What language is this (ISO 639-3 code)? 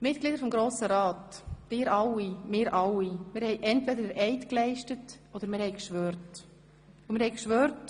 gsw